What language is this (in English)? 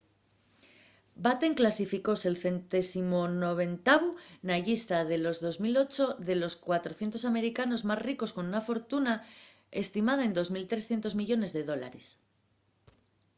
Asturian